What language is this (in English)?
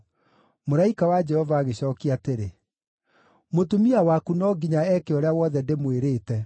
Kikuyu